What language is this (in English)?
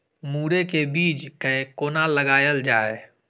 Maithili